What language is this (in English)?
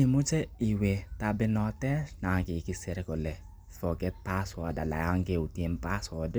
Kalenjin